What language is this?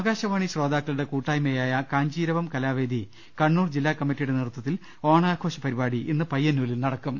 Malayalam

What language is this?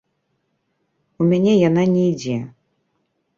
Belarusian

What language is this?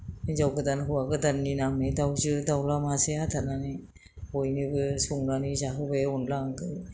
Bodo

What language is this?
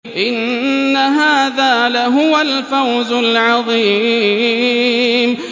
Arabic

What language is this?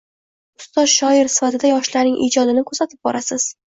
Uzbek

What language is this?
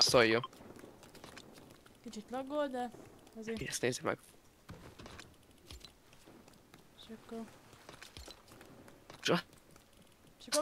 Hungarian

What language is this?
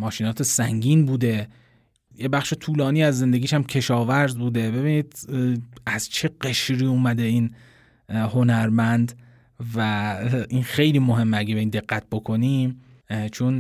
Persian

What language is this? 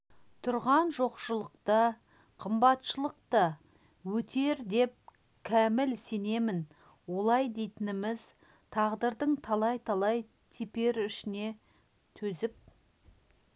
Kazakh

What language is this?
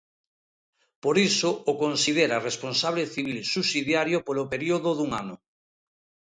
Galician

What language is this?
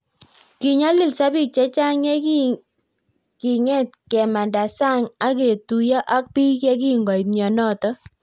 Kalenjin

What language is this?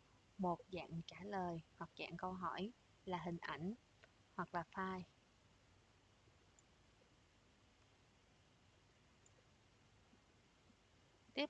Vietnamese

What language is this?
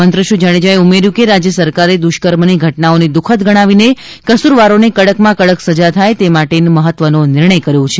Gujarati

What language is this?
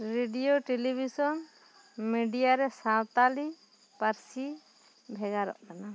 Santali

